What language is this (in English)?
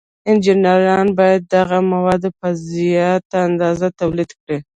Pashto